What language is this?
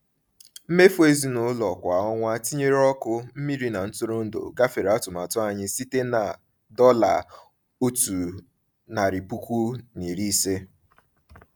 Igbo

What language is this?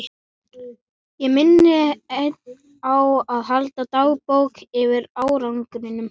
Icelandic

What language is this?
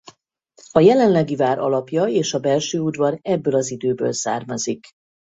Hungarian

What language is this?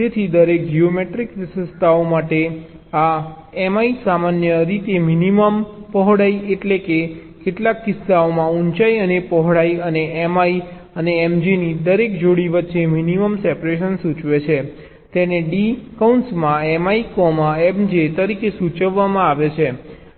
Gujarati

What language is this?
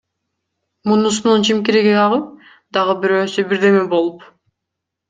Kyrgyz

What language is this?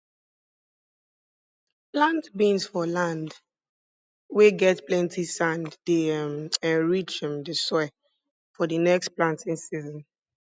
Nigerian Pidgin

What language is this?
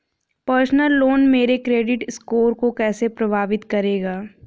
Hindi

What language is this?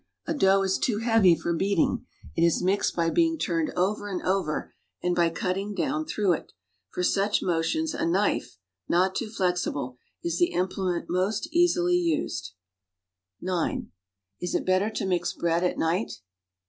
English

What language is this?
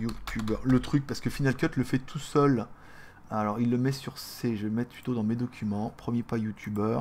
French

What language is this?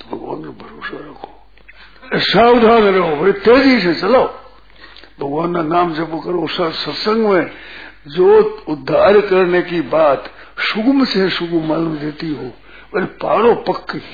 Hindi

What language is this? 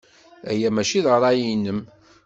Kabyle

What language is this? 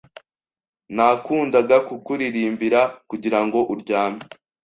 Kinyarwanda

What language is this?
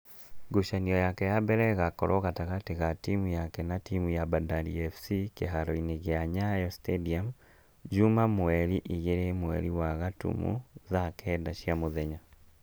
Kikuyu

